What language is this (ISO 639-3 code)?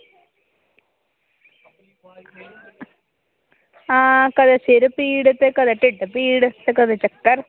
doi